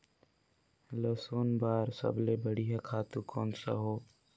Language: Chhattisgarhi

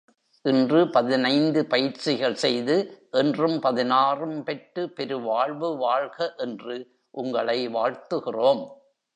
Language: Tamil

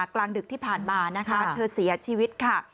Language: Thai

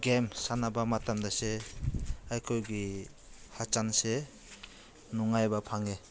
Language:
Manipuri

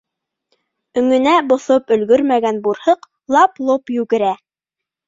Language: Bashkir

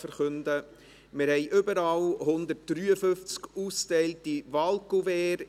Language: Swiss German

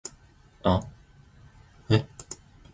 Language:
Zulu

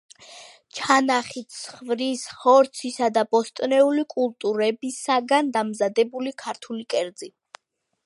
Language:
Georgian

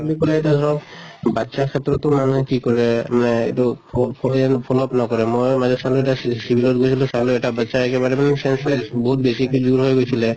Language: Assamese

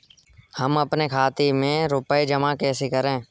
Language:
Hindi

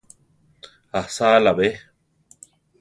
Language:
Central Tarahumara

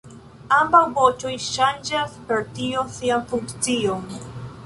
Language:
Esperanto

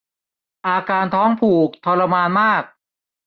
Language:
Thai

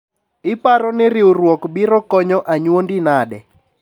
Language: Luo (Kenya and Tanzania)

